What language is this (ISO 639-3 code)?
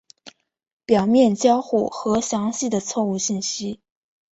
zho